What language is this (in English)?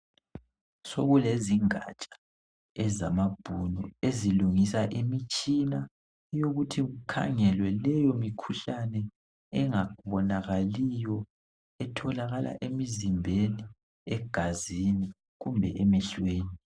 North Ndebele